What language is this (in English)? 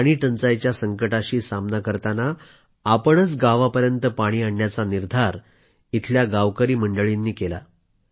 Marathi